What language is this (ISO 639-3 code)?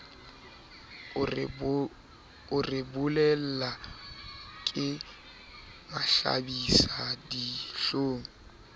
sot